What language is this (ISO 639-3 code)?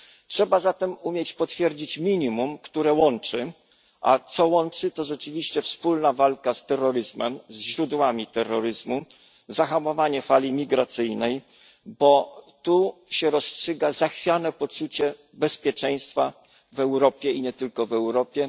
pol